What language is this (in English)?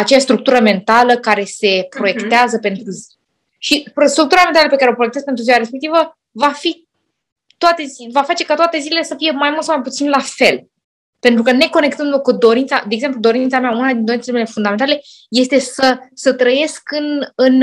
Romanian